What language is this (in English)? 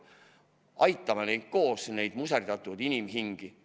Estonian